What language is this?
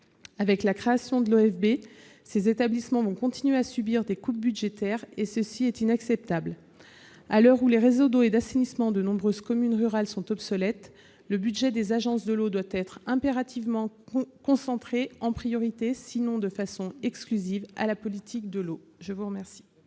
French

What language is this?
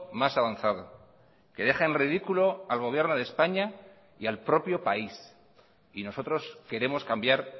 Spanish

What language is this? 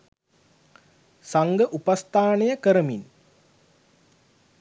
Sinhala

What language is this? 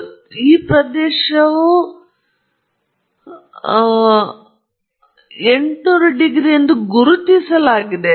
Kannada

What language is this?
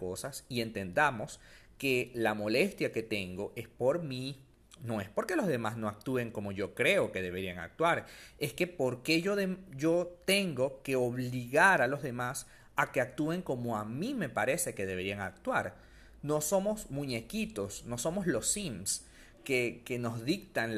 Spanish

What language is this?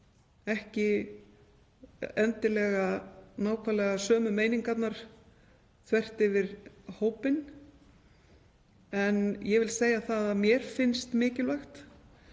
Icelandic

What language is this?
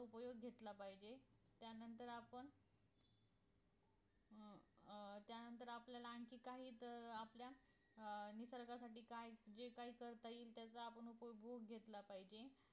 Marathi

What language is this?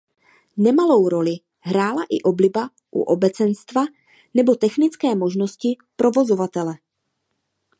Czech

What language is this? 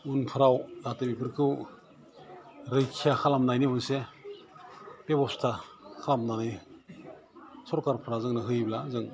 Bodo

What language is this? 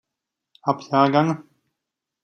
German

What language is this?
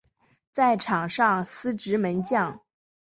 Chinese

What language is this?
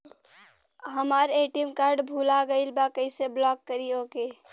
Bhojpuri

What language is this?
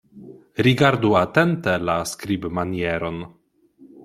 Esperanto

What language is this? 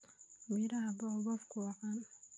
Somali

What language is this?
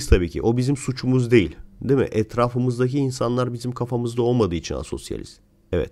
Turkish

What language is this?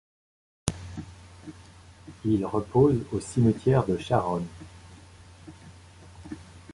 French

